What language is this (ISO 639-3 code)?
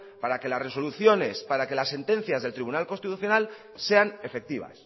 spa